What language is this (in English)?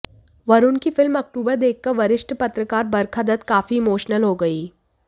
Hindi